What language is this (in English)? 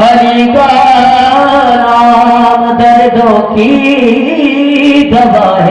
Urdu